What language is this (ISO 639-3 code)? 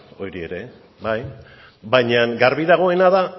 eus